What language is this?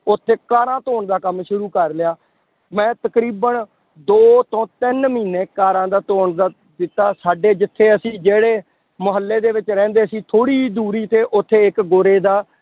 Punjabi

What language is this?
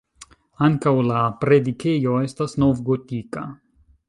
Esperanto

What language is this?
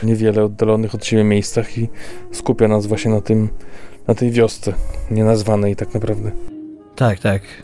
Polish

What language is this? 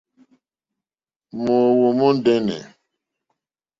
Mokpwe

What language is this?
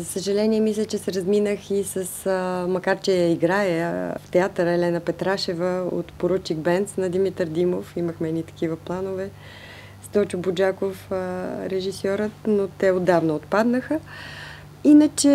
Bulgarian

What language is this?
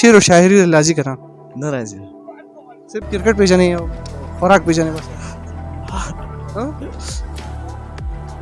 Urdu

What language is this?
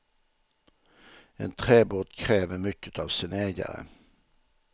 Swedish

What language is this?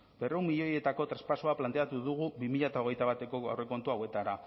Basque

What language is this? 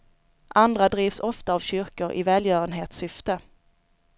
Swedish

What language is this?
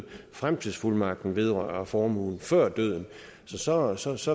Danish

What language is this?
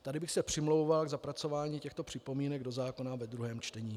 Czech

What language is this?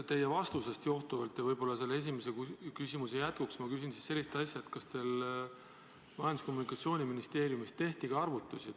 Estonian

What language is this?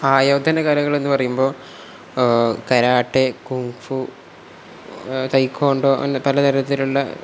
Malayalam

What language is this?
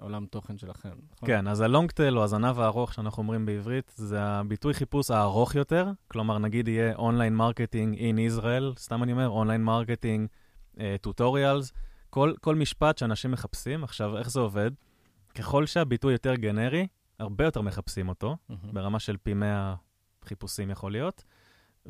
Hebrew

